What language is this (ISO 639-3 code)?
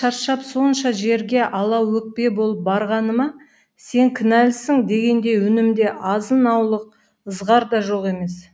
kaz